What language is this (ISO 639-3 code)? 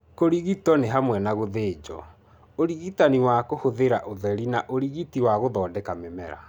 kik